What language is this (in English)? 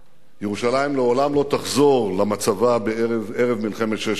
Hebrew